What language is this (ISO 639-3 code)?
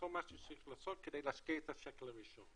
heb